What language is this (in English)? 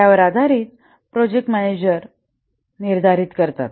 Marathi